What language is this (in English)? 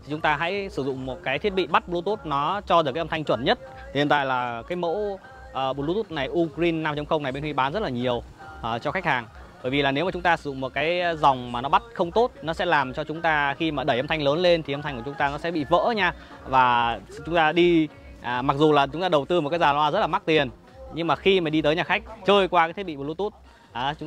Vietnamese